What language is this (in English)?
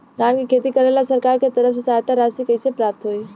Bhojpuri